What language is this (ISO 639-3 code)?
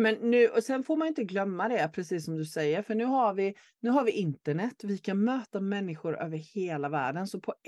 swe